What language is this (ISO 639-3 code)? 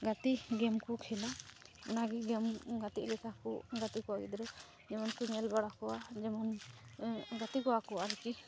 sat